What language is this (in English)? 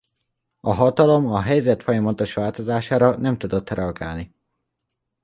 Hungarian